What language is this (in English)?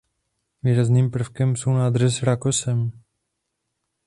Czech